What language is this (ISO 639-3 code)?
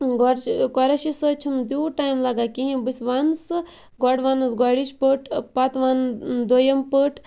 kas